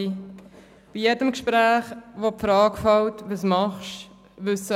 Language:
Swiss German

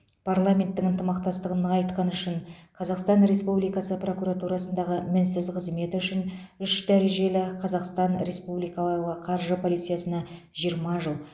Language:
Kazakh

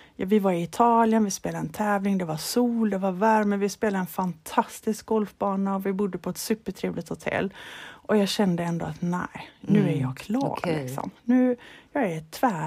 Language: Swedish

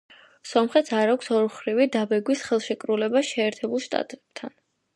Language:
Georgian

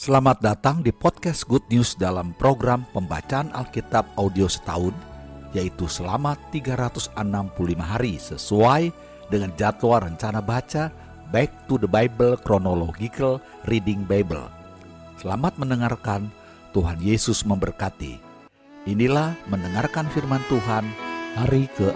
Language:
Indonesian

